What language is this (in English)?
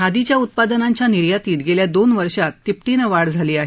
Marathi